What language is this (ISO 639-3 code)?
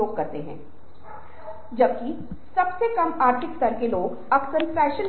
hin